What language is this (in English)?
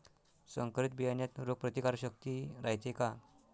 Marathi